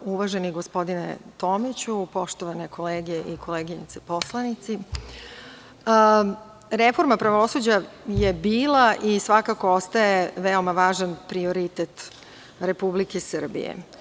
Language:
Serbian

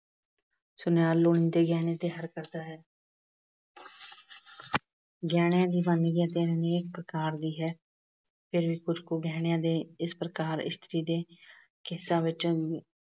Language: Punjabi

